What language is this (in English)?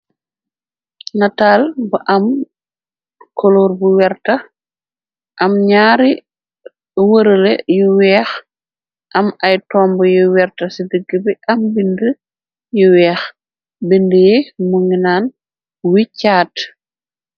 Wolof